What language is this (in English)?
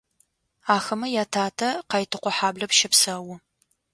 Adyghe